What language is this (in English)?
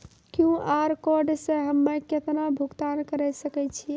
Maithili